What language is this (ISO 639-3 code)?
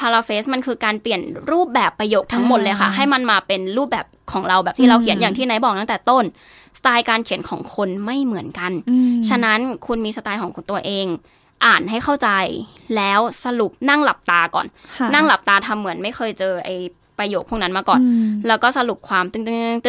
tha